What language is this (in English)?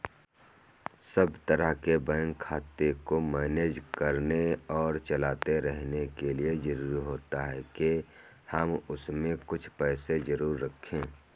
Hindi